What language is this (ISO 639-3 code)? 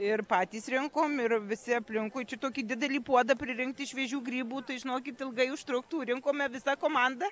lit